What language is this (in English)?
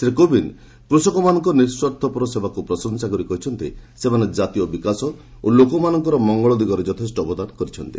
Odia